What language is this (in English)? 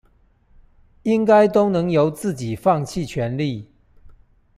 Chinese